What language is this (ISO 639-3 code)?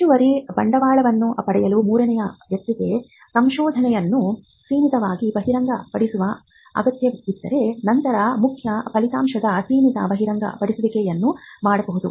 kan